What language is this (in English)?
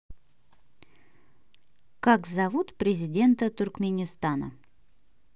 Russian